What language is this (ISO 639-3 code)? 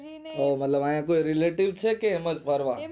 guj